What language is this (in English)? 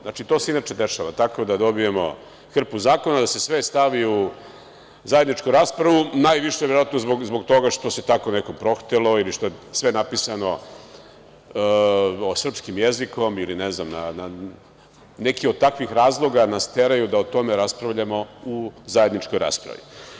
Serbian